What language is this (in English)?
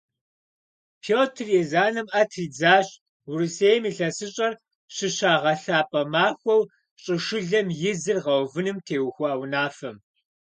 Kabardian